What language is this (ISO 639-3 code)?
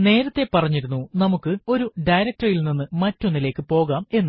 mal